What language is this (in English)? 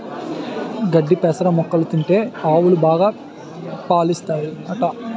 Telugu